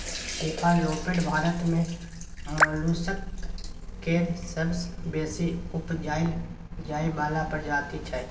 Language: Maithili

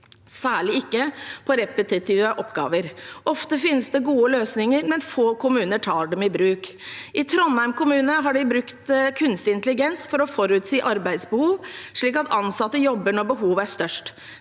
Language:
Norwegian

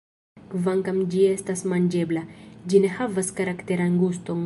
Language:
Esperanto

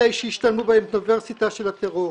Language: Hebrew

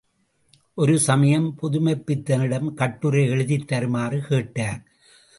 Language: Tamil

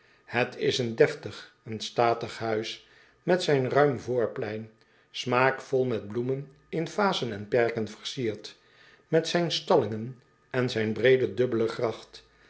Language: Dutch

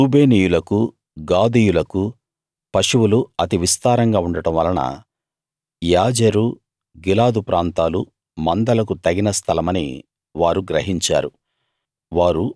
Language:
Telugu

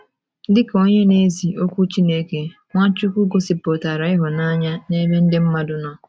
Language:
Igbo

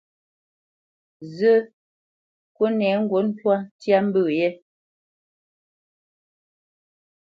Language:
Bamenyam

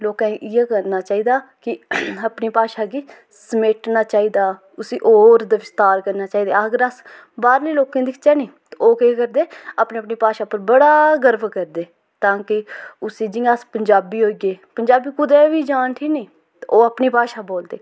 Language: Dogri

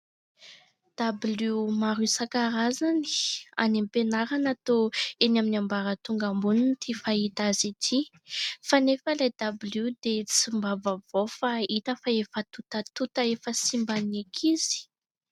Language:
Malagasy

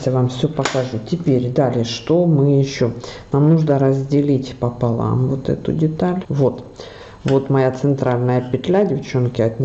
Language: Russian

